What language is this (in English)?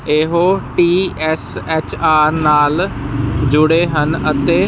Punjabi